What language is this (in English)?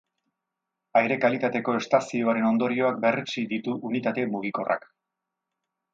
Basque